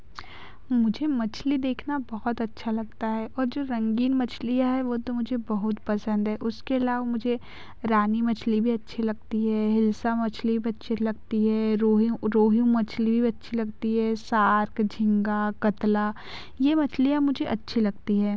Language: Hindi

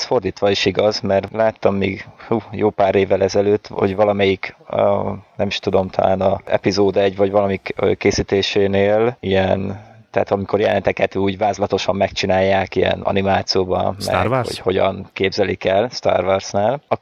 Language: Hungarian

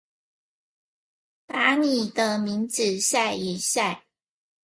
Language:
Chinese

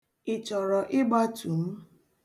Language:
Igbo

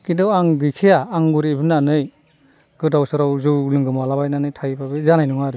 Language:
Bodo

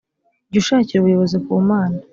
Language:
Kinyarwanda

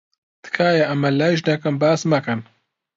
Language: Central Kurdish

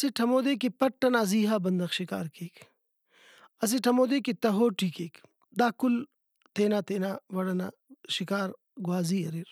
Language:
Brahui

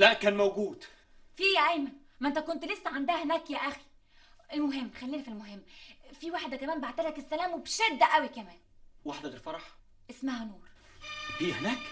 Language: Arabic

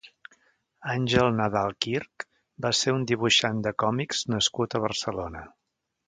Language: Catalan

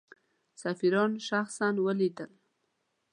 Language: Pashto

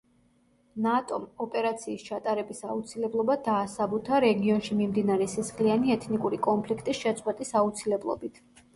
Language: Georgian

